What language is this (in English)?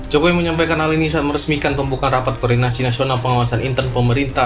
Indonesian